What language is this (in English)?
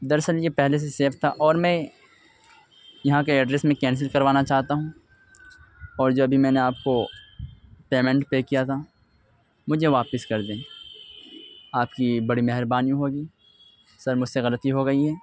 Urdu